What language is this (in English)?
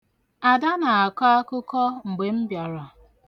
Igbo